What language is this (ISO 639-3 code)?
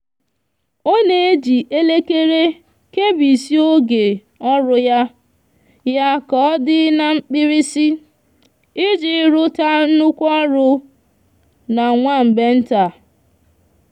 ibo